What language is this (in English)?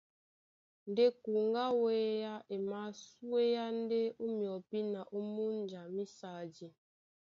Duala